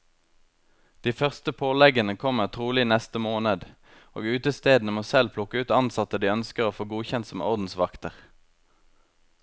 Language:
Norwegian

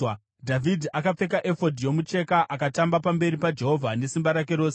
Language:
Shona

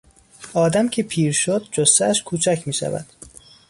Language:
Persian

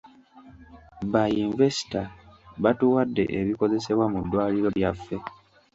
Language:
Ganda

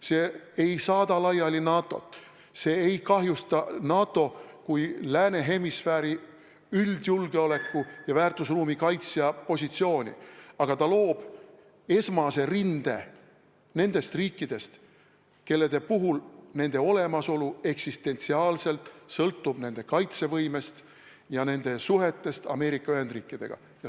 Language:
Estonian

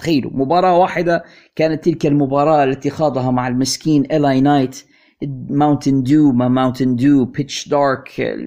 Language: Arabic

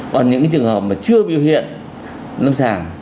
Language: Vietnamese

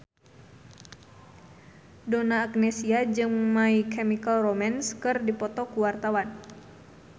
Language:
Sundanese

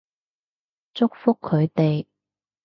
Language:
Cantonese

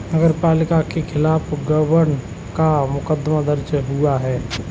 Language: Hindi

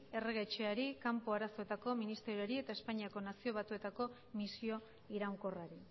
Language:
Basque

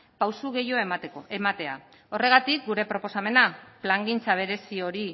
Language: Basque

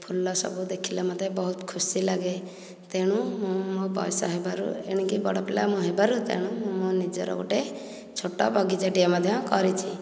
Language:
Odia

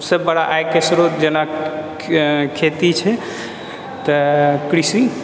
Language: Maithili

